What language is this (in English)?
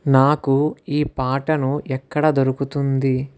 Telugu